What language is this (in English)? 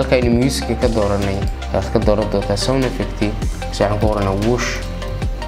Arabic